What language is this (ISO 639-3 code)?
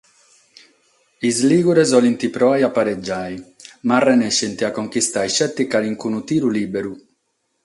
srd